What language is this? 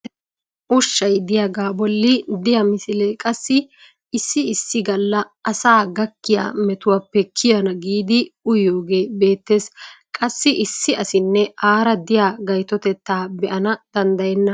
Wolaytta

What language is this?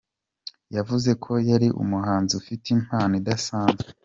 Kinyarwanda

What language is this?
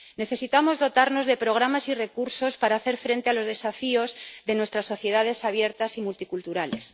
Spanish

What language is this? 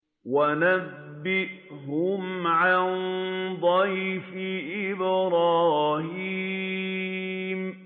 Arabic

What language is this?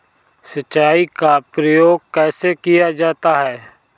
Hindi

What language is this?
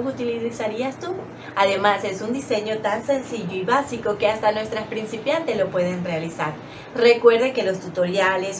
Spanish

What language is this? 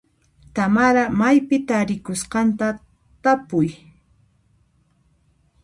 Puno Quechua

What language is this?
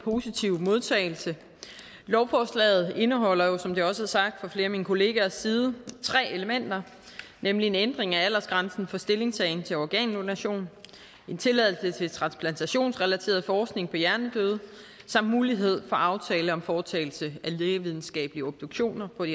Danish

